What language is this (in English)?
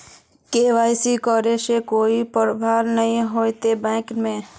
Magahi